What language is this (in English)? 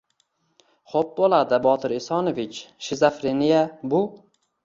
Uzbek